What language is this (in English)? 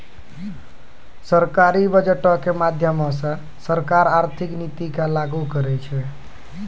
Maithili